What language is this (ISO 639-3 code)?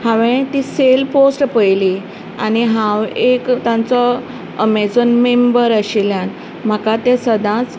kok